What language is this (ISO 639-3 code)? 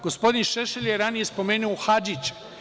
srp